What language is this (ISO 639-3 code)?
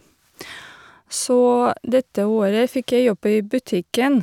nor